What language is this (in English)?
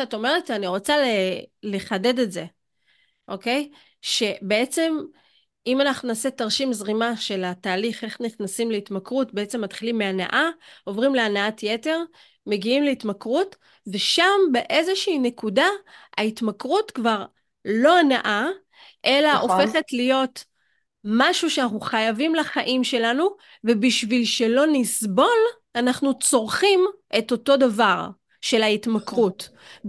Hebrew